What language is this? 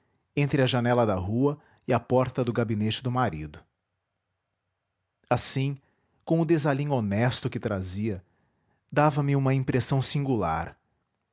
Portuguese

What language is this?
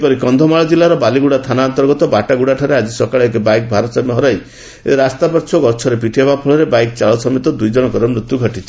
Odia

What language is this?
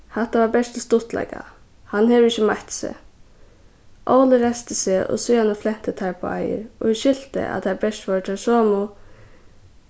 Faroese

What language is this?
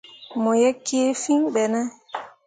Mundang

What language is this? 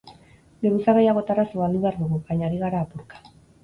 Basque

